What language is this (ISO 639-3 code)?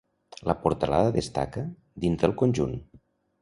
cat